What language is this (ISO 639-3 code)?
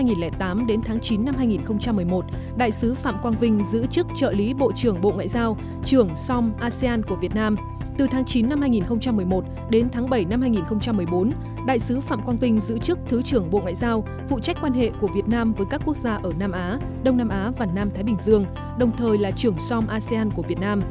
vie